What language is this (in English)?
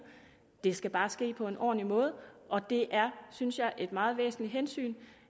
Danish